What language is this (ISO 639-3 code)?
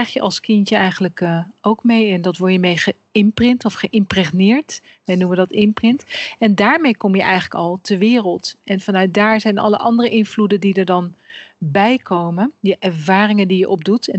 nld